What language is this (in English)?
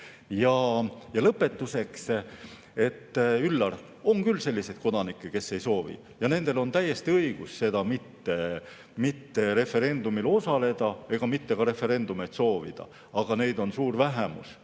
Estonian